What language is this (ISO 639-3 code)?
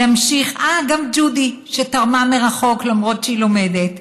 heb